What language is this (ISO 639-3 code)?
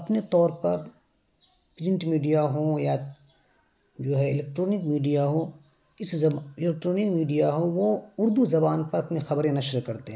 urd